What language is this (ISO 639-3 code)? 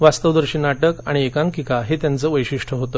mar